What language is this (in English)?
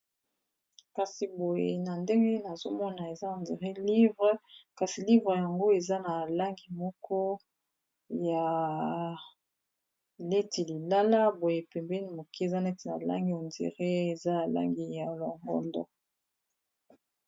Lingala